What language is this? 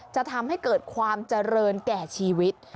Thai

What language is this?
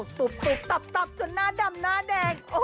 Thai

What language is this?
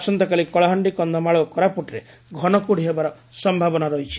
Odia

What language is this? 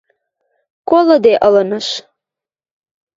Western Mari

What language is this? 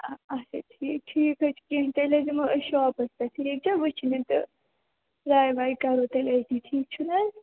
Kashmiri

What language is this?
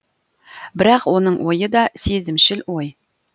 Kazakh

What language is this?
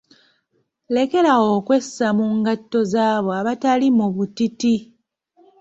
Ganda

